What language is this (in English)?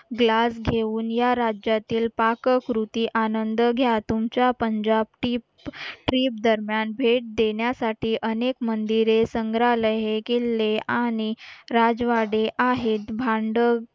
Marathi